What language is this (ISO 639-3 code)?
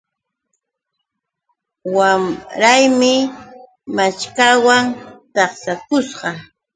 qux